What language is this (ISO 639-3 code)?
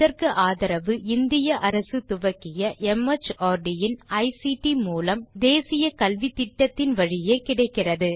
tam